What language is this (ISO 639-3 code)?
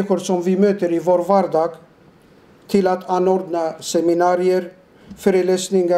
swe